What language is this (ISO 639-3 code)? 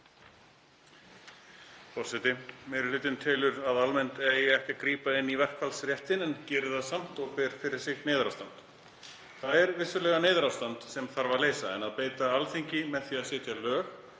isl